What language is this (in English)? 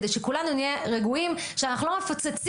Hebrew